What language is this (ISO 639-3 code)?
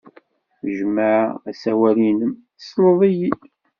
kab